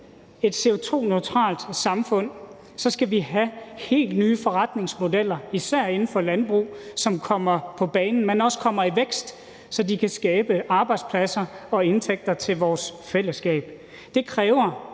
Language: Danish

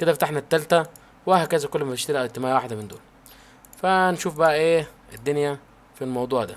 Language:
Arabic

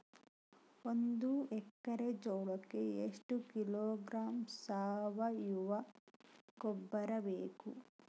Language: Kannada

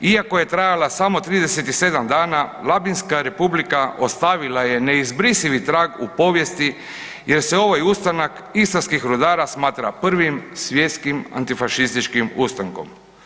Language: Croatian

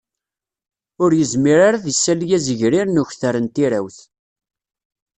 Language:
Kabyle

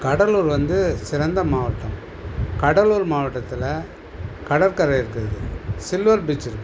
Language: Tamil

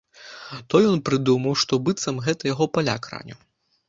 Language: Belarusian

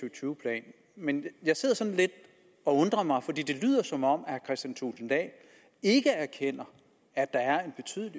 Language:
Danish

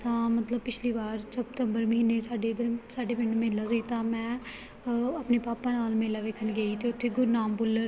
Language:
Punjabi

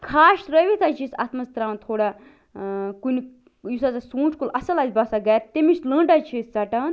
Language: Kashmiri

